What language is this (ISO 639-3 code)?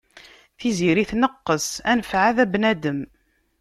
kab